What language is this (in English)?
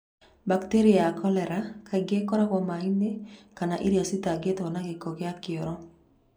Kikuyu